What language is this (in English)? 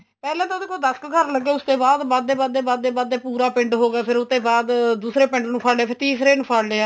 Punjabi